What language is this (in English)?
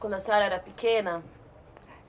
Portuguese